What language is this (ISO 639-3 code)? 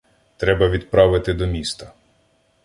ukr